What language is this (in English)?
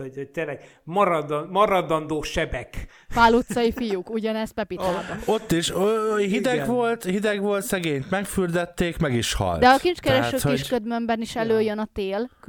Hungarian